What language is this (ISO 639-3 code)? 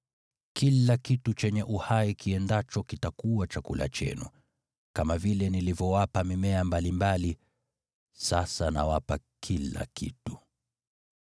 swa